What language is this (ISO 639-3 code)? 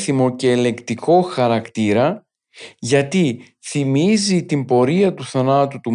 ell